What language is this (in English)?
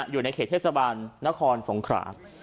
Thai